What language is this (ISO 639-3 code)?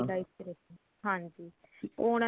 pan